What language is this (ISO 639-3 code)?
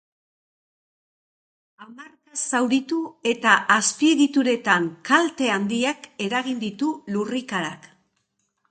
eus